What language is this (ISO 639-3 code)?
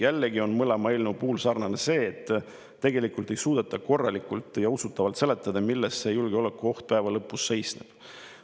est